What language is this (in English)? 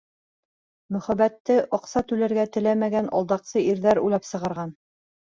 Bashkir